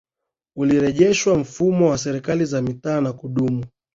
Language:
Swahili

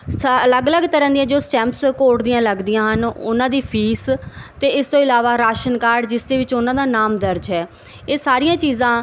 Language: Punjabi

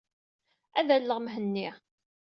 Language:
Kabyle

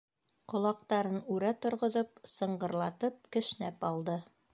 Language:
Bashkir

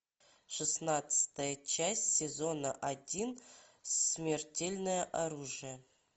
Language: Russian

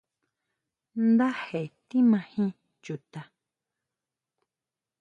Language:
Huautla Mazatec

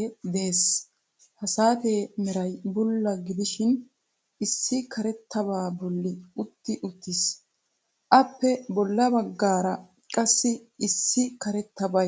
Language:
Wolaytta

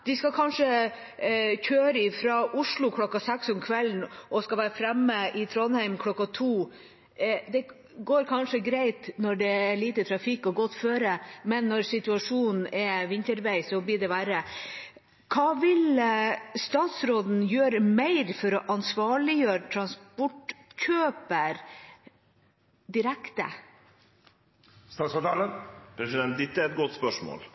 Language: Norwegian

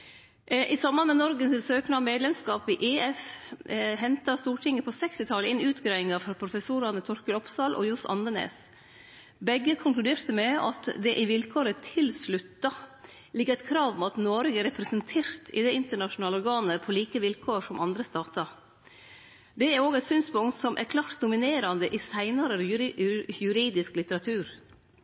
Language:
Norwegian Nynorsk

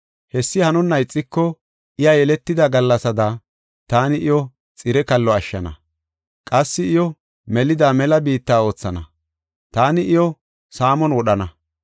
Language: Gofa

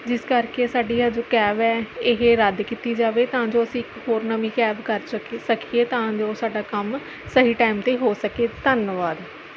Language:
Punjabi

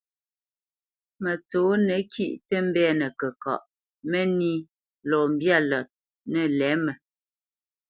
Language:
Bamenyam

